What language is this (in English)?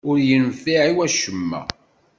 Kabyle